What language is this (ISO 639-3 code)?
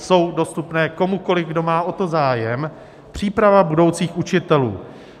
ces